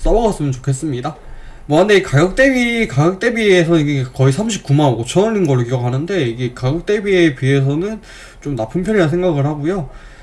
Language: Korean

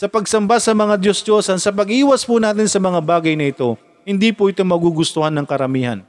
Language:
Filipino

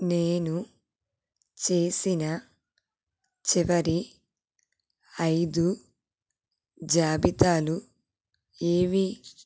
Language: Telugu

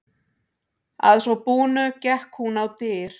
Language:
Icelandic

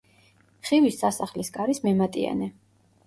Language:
Georgian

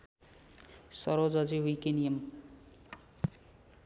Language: Nepali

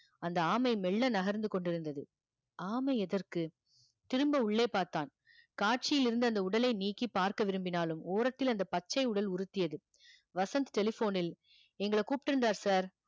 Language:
Tamil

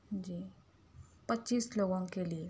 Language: Urdu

